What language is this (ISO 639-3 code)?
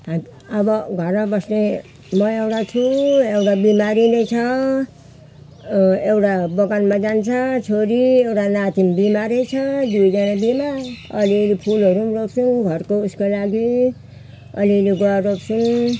nep